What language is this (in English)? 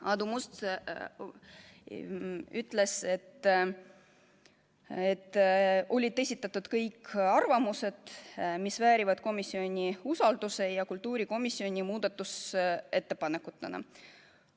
Estonian